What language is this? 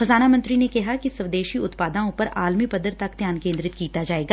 Punjabi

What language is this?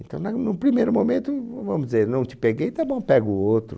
Portuguese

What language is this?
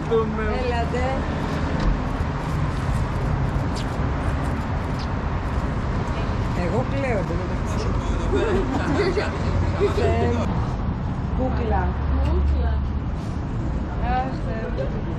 Greek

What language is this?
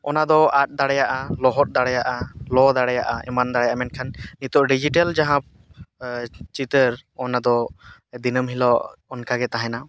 Santali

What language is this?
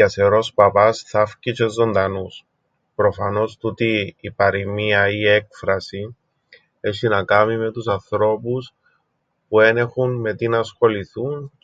Greek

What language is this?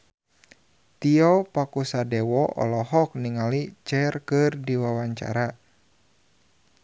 Sundanese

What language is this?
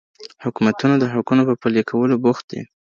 Pashto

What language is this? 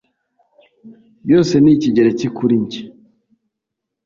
Kinyarwanda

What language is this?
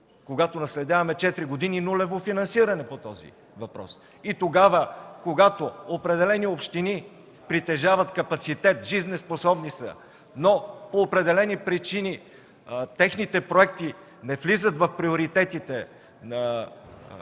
Bulgarian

